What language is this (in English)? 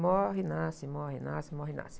Portuguese